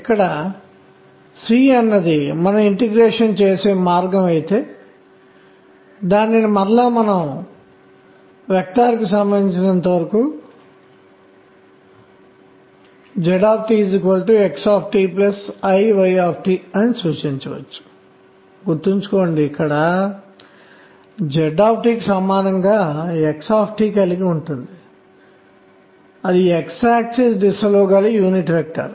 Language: Telugu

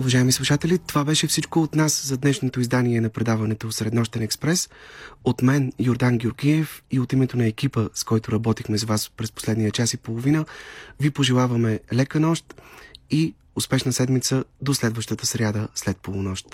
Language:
Bulgarian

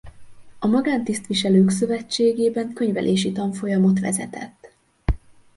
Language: Hungarian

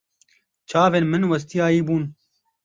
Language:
Kurdish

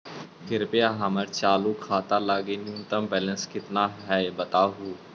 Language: Magahi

